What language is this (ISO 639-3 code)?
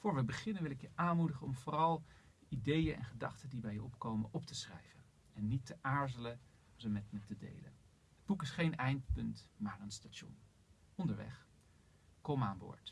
nld